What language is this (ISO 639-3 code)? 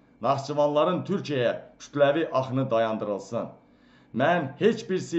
tur